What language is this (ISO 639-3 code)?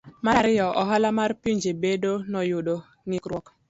luo